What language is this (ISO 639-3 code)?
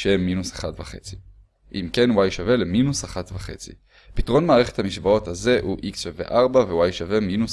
heb